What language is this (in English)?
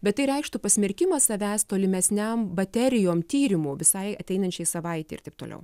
Lithuanian